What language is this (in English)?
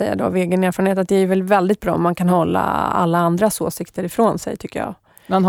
Swedish